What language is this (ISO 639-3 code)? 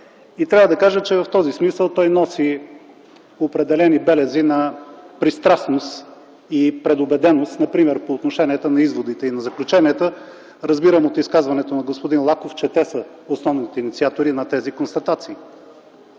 bul